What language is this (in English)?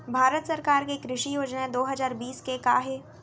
Chhattisgarhi